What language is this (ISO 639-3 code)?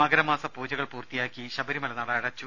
mal